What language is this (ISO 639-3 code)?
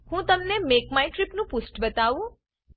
guj